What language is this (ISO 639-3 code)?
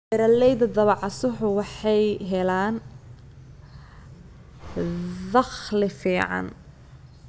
som